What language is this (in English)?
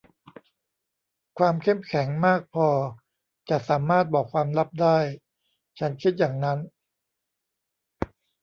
Thai